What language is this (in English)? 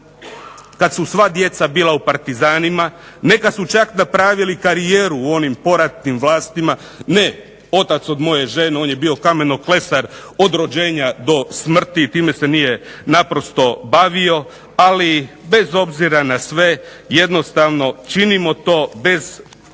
Croatian